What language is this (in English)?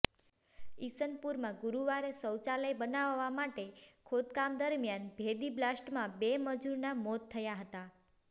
Gujarati